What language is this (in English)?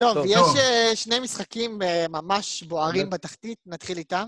Hebrew